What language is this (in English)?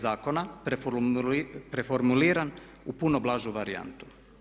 Croatian